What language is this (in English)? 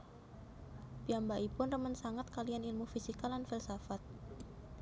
Javanese